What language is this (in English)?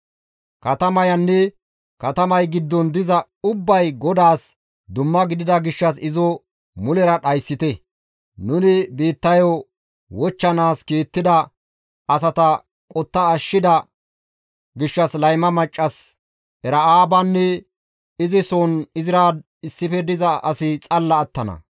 Gamo